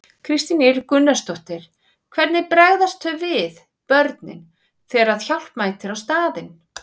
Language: Icelandic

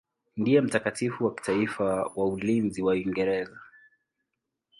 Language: Swahili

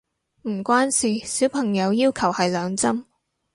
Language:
Cantonese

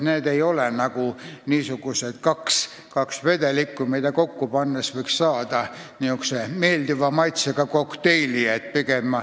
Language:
Estonian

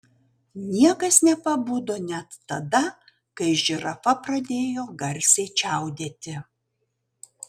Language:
Lithuanian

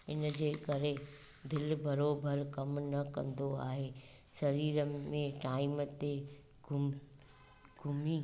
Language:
Sindhi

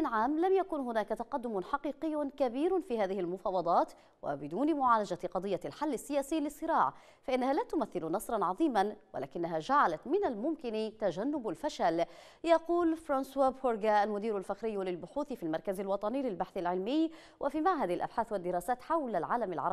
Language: Arabic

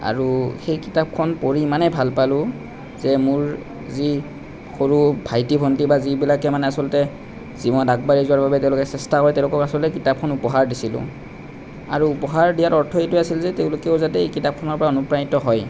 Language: Assamese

